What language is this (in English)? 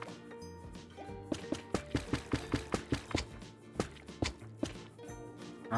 Vietnamese